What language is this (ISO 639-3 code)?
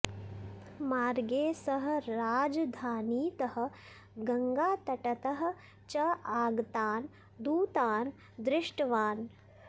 san